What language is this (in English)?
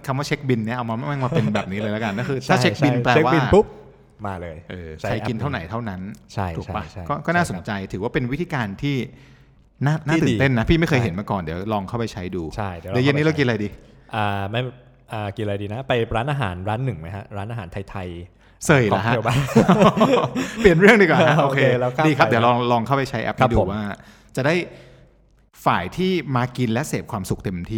Thai